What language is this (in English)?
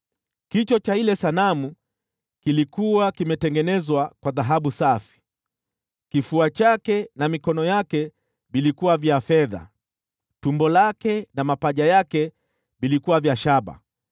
Swahili